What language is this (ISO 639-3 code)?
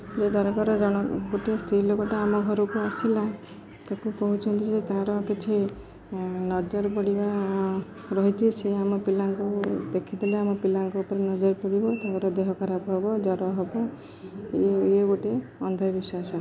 ori